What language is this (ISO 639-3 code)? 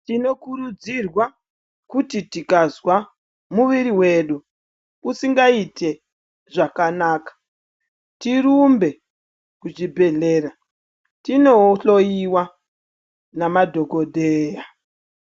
ndc